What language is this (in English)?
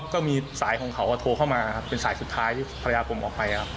Thai